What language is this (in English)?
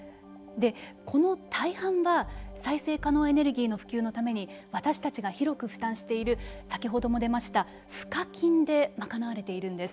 Japanese